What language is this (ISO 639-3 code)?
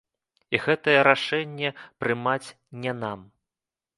bel